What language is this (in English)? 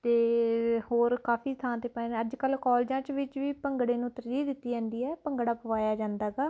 Punjabi